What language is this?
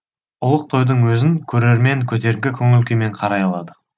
Kazakh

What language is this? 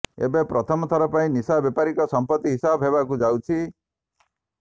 Odia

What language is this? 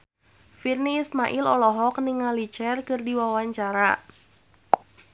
Sundanese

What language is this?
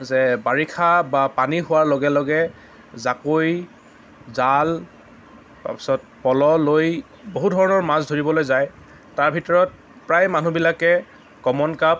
Assamese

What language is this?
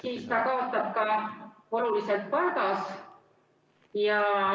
Estonian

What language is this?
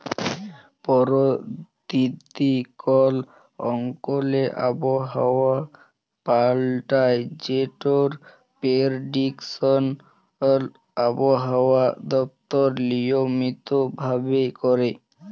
Bangla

